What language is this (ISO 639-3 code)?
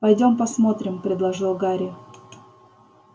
rus